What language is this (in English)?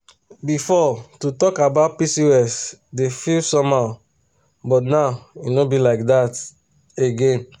Nigerian Pidgin